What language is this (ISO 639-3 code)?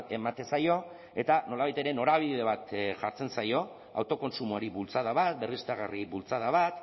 eus